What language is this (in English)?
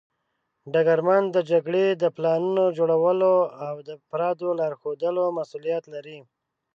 Pashto